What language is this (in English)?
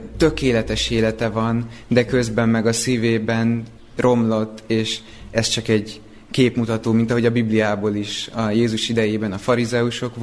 Hungarian